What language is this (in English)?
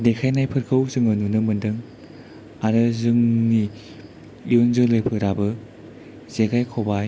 Bodo